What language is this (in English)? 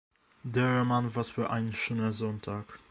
German